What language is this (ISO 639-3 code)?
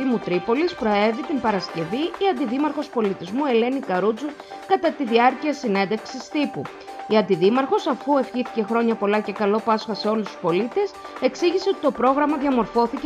ell